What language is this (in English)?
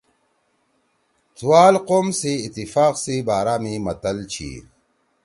Torwali